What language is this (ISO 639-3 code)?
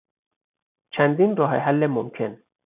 fas